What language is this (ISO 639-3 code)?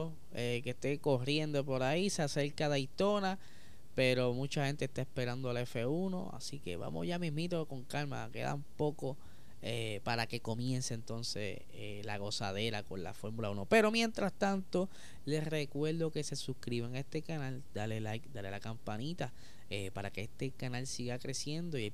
spa